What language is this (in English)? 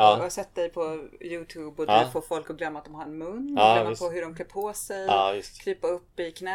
Swedish